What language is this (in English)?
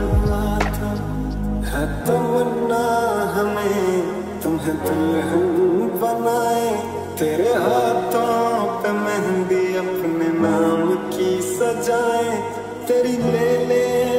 Arabic